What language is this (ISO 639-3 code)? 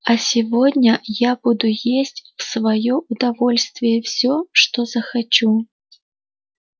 rus